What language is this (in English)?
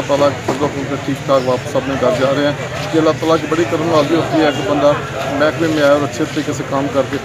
Punjabi